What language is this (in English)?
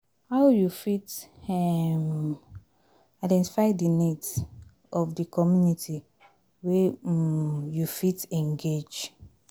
Nigerian Pidgin